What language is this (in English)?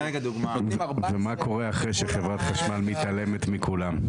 Hebrew